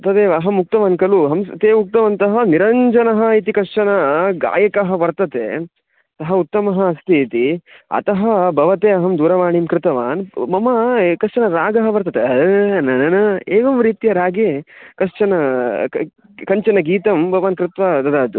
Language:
Sanskrit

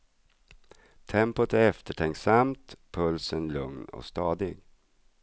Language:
Swedish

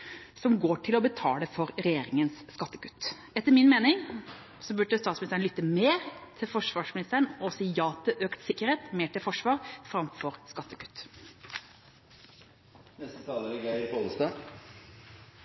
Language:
Norwegian Bokmål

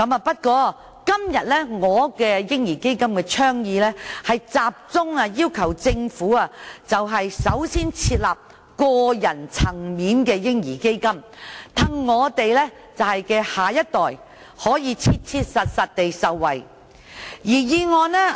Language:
Cantonese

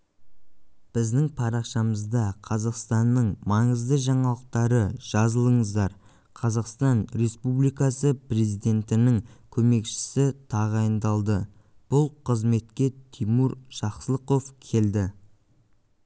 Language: Kazakh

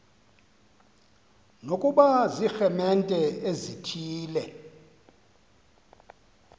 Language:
Xhosa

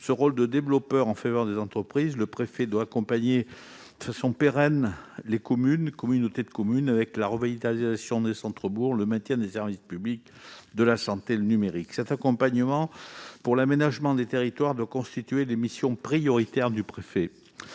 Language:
French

